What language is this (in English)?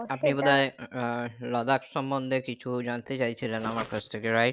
Bangla